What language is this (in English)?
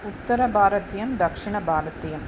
Sanskrit